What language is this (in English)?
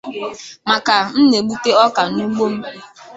Igbo